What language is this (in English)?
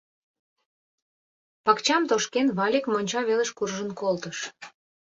Mari